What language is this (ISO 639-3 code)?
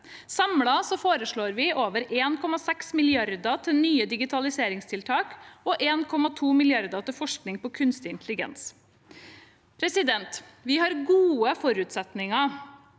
nor